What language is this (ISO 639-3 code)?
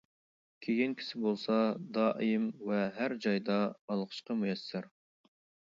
uig